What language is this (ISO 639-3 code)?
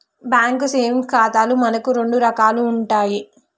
tel